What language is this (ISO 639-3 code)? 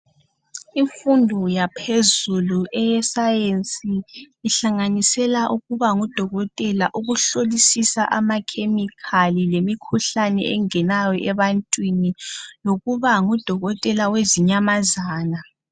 nde